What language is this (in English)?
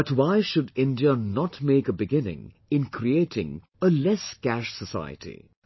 English